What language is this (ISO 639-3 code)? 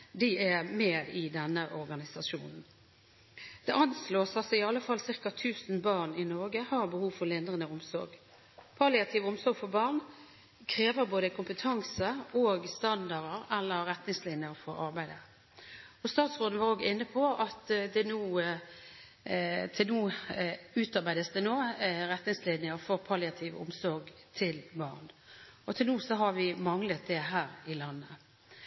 nob